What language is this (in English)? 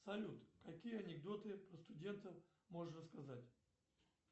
Russian